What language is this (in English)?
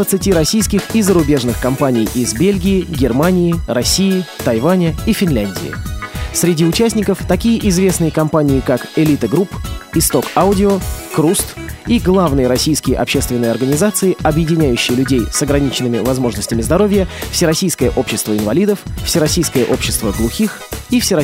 Russian